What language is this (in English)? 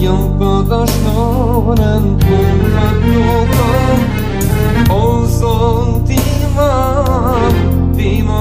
Turkish